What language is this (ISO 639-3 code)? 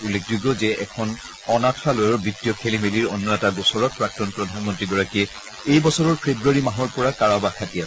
asm